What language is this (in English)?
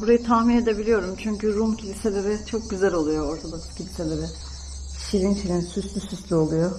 Turkish